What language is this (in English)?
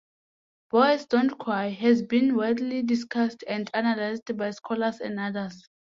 English